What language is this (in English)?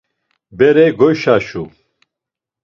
Laz